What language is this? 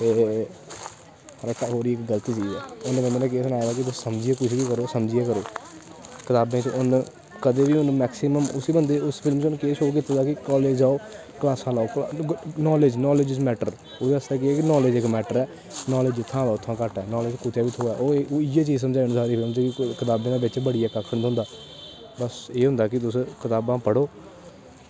Dogri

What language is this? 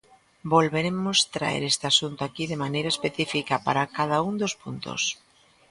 Galician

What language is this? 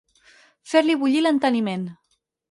Catalan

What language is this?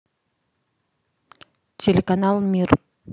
Russian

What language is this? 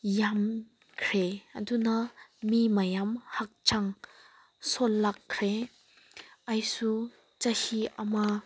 Manipuri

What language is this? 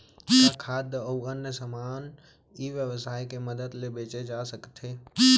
Chhattisgarhi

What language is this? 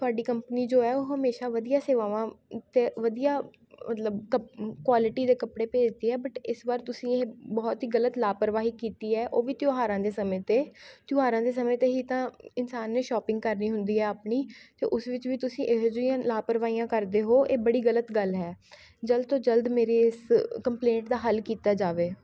Punjabi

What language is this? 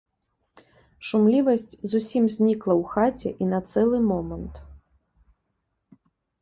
Belarusian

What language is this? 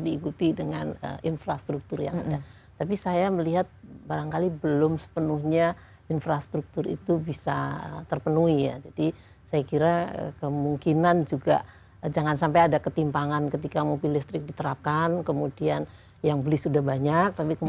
Indonesian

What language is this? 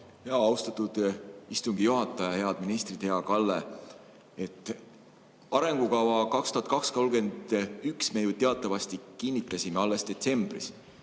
Estonian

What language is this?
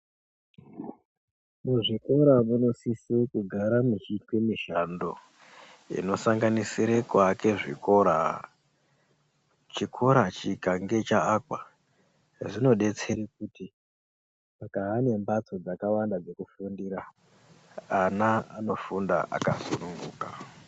Ndau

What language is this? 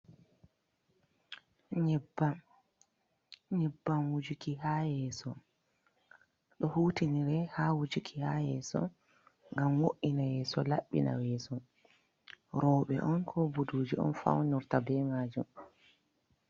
Fula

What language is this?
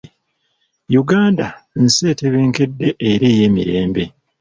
Ganda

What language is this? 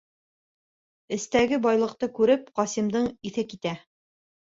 Bashkir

